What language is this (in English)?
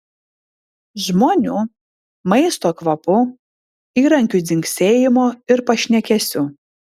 Lithuanian